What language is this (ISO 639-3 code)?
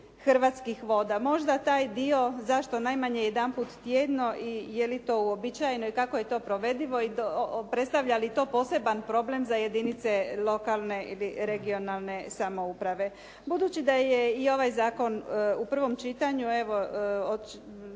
hrv